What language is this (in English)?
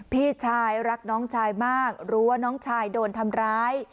Thai